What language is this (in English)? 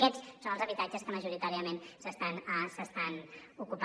Catalan